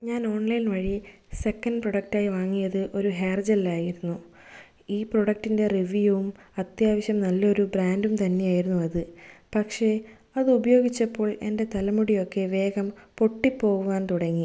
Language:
Malayalam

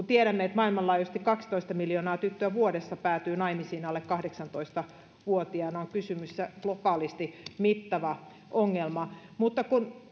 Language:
Finnish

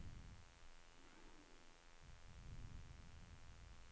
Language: Swedish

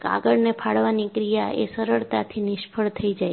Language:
Gujarati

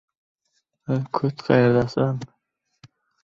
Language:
Uzbek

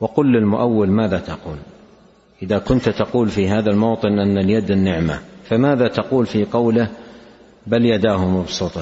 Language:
Arabic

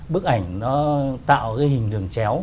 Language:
Vietnamese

